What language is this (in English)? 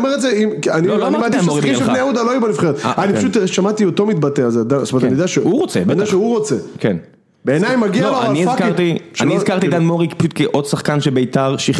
Hebrew